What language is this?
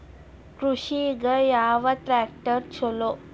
Kannada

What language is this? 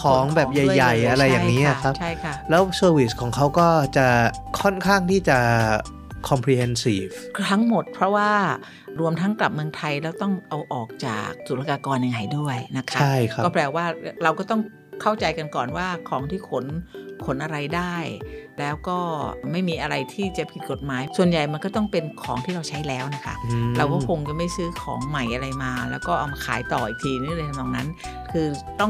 Thai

